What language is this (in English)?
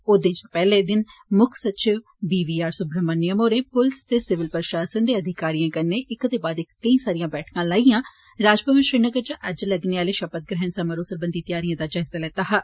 Dogri